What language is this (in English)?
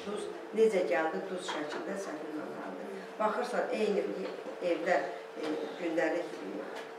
Turkish